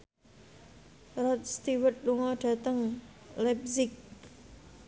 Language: Javanese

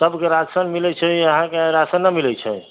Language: Maithili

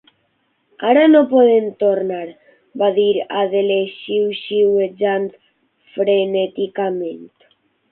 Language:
Catalan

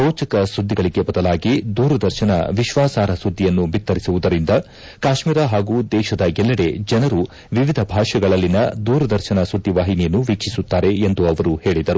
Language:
Kannada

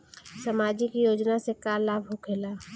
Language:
Bhojpuri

